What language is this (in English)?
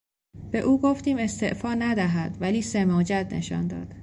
Persian